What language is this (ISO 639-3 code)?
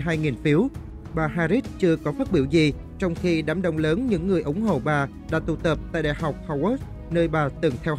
vie